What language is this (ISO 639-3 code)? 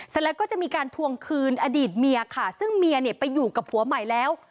tha